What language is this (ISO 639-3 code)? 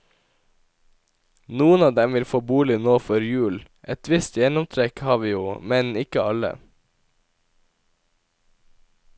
nor